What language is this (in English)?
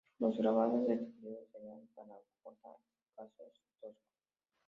Spanish